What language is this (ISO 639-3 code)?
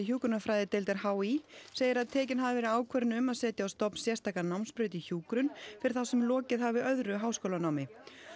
isl